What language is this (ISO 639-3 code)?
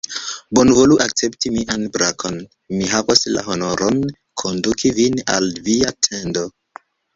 epo